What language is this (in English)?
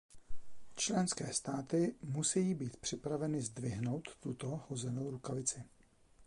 Czech